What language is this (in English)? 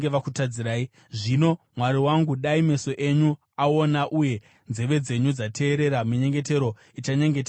Shona